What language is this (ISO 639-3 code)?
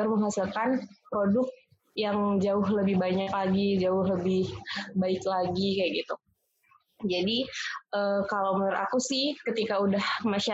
ind